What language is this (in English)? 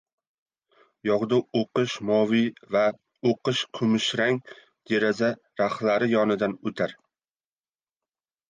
Uzbek